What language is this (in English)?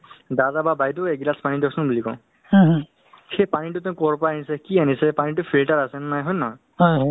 Assamese